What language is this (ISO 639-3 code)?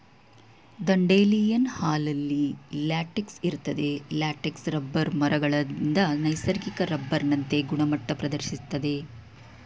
kan